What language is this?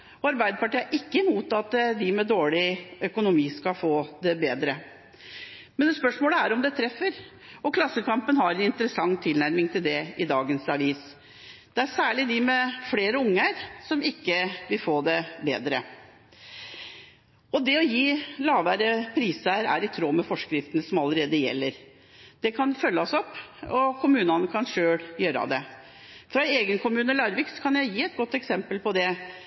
Norwegian Bokmål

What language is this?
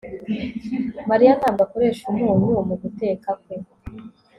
Kinyarwanda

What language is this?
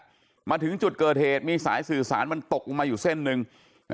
Thai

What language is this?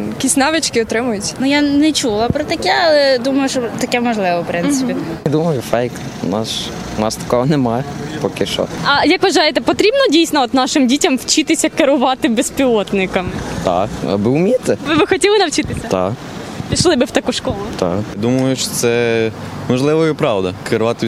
Ukrainian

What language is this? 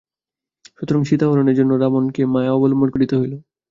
Bangla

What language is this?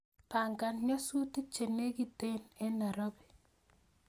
Kalenjin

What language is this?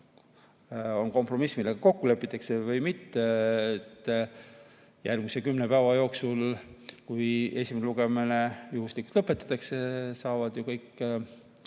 Estonian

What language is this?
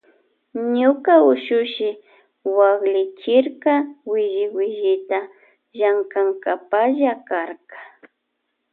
Loja Highland Quichua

